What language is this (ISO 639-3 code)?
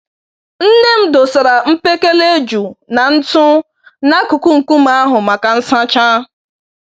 ibo